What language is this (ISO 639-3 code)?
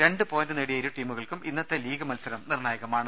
mal